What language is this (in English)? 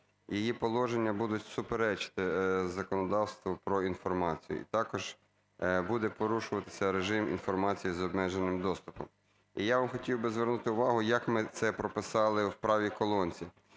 Ukrainian